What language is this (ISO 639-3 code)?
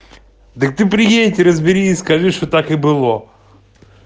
rus